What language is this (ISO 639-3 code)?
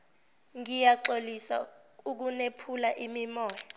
zul